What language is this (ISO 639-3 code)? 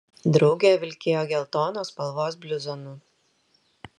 lit